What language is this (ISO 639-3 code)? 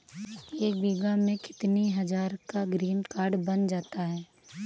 hin